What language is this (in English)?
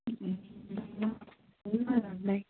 Nepali